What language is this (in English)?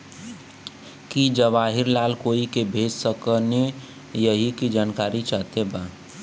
Bhojpuri